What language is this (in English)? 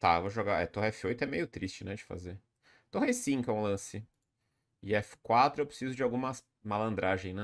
Portuguese